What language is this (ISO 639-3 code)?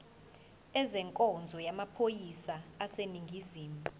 zul